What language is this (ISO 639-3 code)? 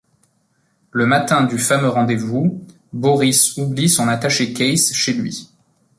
fra